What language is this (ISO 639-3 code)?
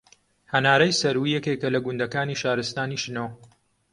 ckb